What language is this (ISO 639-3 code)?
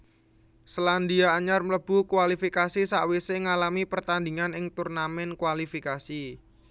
jav